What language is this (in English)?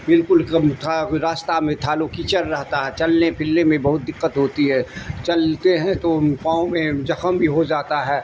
Urdu